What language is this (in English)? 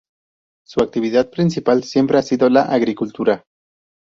Spanish